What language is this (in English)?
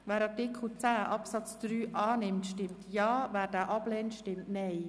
Swiss German